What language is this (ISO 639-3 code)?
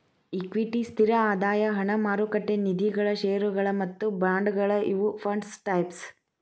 kan